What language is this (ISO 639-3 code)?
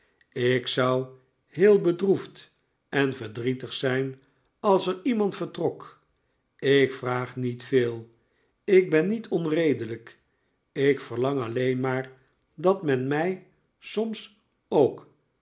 nld